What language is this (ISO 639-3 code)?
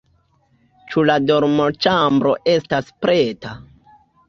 epo